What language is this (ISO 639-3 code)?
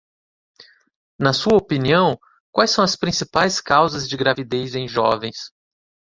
por